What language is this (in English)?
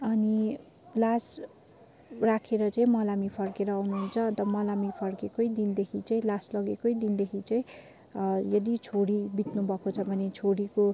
Nepali